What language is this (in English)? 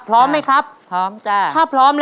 Thai